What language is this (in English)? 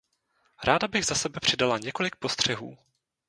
Czech